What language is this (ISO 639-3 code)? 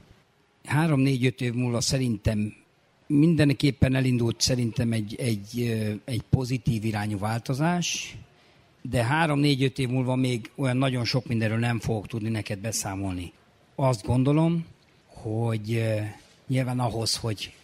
hun